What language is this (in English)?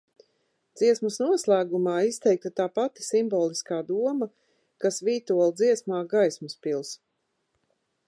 Latvian